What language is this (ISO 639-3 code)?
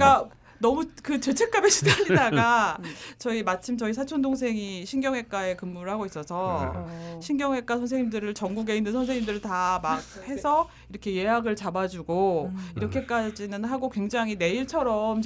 kor